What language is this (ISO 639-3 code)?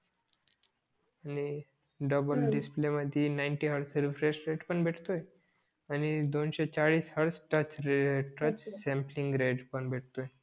mar